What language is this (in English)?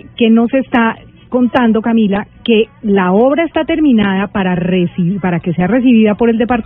Spanish